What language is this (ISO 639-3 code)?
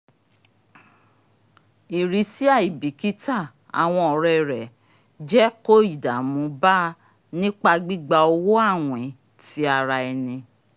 yor